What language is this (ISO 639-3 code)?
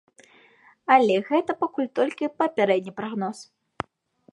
bel